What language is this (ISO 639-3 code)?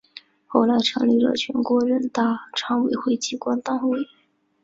zho